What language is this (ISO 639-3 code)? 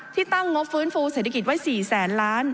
tha